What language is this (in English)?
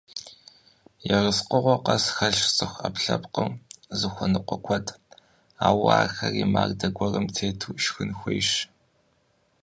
Kabardian